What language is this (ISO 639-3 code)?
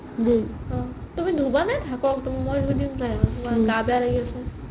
asm